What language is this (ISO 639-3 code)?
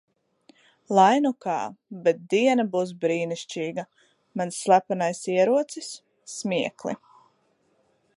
lav